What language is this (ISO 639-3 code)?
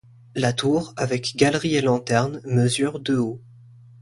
fra